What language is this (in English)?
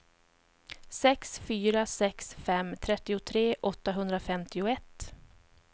Swedish